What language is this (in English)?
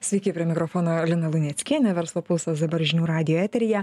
Lithuanian